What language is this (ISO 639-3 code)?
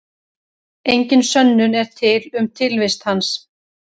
isl